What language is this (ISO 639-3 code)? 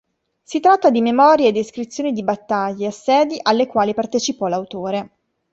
ita